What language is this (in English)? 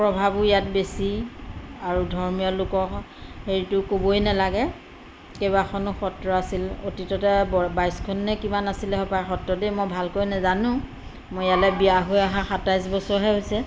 Assamese